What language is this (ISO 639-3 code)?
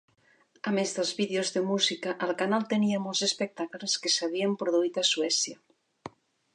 cat